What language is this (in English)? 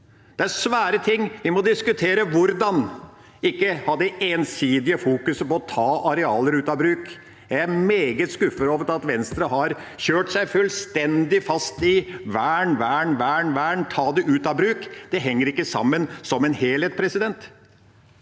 Norwegian